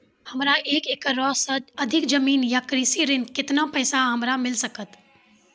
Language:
Maithili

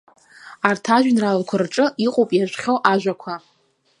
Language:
Abkhazian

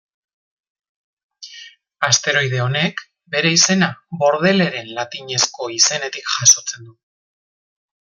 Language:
Basque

